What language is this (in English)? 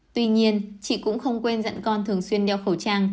Vietnamese